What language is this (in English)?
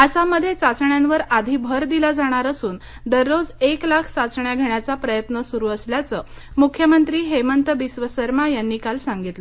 Marathi